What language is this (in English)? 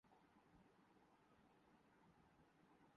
Urdu